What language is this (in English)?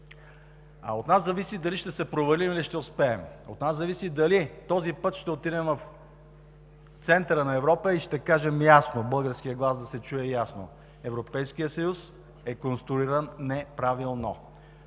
Bulgarian